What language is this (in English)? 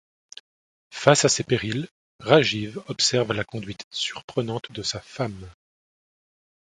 French